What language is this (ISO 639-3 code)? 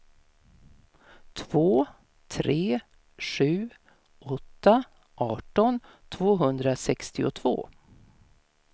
swe